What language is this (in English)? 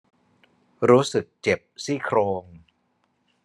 Thai